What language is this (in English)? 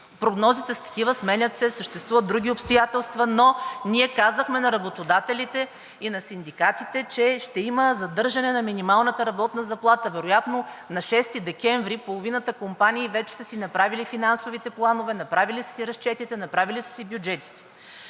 Bulgarian